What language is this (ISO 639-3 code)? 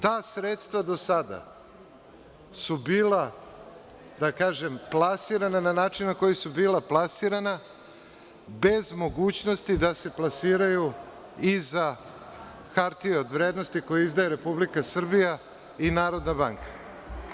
srp